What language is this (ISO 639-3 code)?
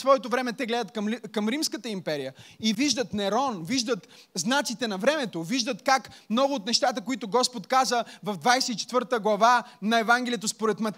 bul